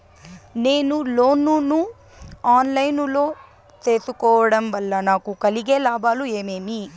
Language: Telugu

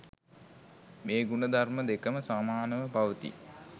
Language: Sinhala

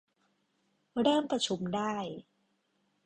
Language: Thai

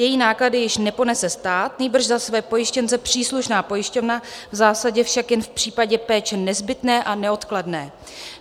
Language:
Czech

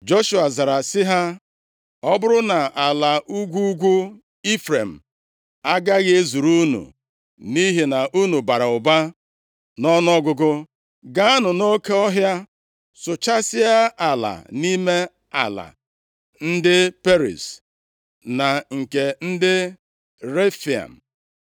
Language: Igbo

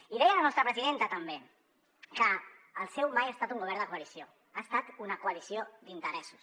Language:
Catalan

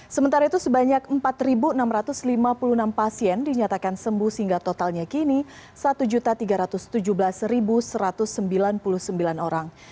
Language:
Indonesian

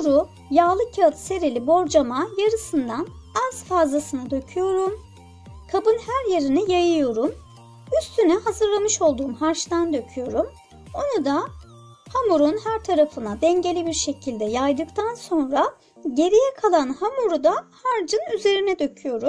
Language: Turkish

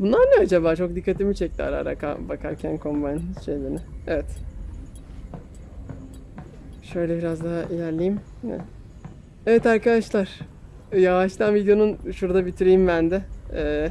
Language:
Turkish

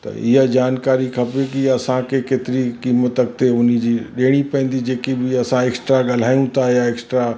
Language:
Sindhi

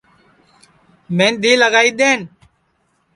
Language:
Sansi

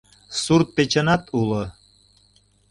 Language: Mari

